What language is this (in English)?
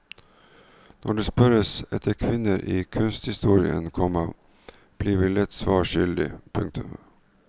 Norwegian